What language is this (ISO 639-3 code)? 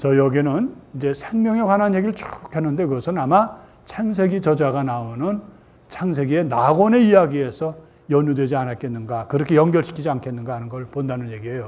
kor